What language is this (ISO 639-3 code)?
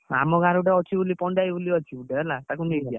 ori